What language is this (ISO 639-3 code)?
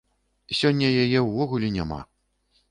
bel